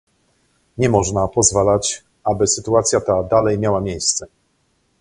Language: Polish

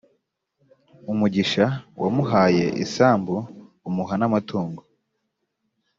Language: Kinyarwanda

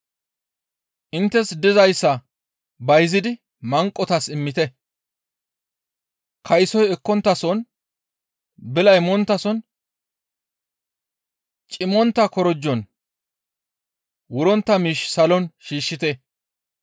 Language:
Gamo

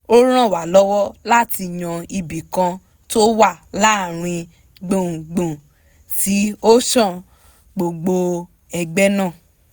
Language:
Yoruba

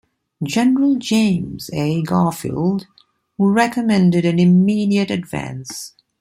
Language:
English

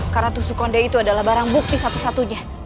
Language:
Indonesian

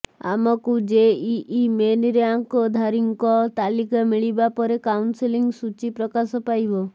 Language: Odia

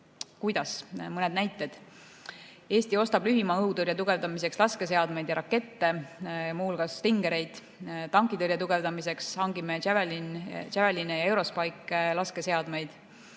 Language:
Estonian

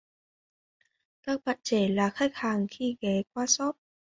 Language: Vietnamese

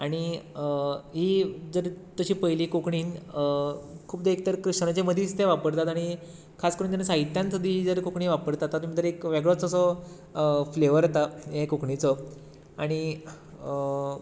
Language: Konkani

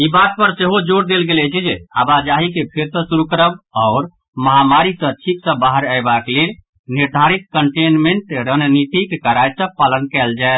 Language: Maithili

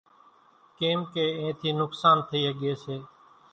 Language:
Kachi Koli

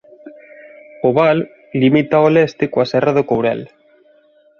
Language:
Galician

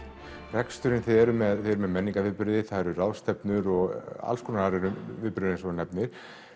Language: Icelandic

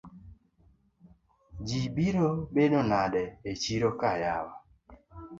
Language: Luo (Kenya and Tanzania)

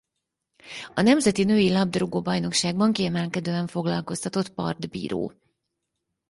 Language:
Hungarian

